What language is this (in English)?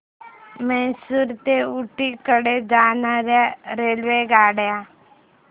Marathi